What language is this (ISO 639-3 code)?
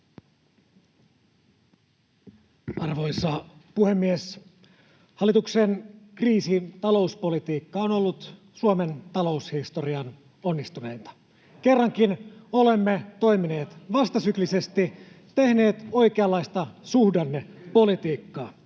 fin